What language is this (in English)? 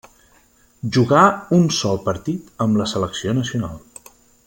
Catalan